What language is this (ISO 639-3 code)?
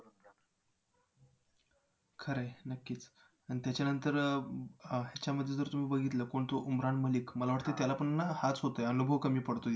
mar